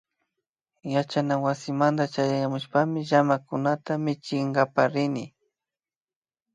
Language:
Imbabura Highland Quichua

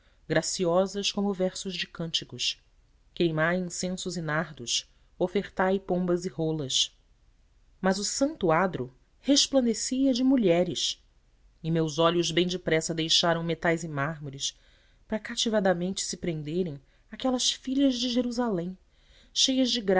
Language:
Portuguese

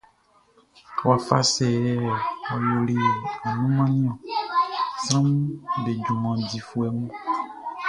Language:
Baoulé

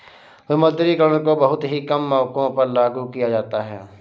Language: Hindi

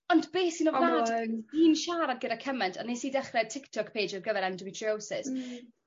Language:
Welsh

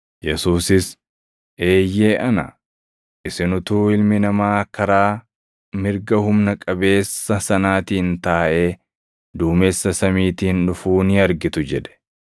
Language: Oromo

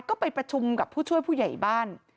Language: Thai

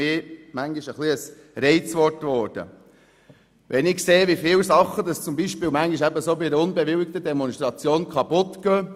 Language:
Swiss German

